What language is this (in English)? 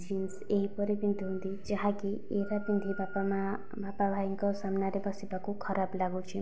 Odia